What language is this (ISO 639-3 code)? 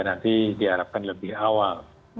ind